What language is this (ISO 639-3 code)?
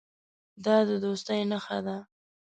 pus